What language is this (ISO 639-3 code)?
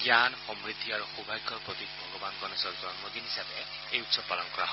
asm